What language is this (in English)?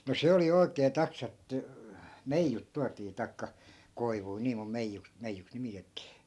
Finnish